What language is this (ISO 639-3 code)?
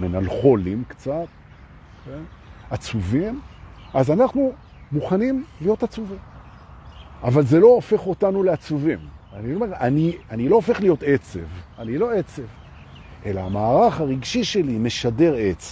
heb